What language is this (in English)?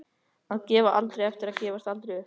Icelandic